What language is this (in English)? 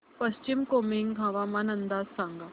Marathi